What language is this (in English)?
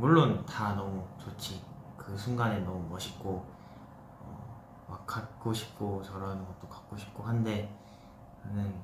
Korean